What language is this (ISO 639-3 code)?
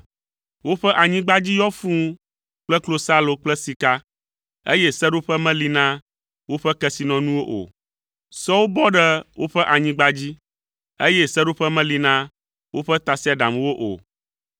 ewe